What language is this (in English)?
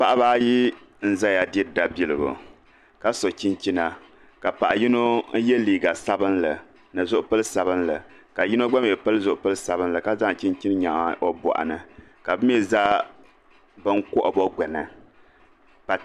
Dagbani